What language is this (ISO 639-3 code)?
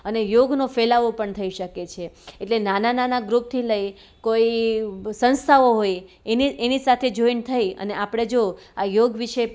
guj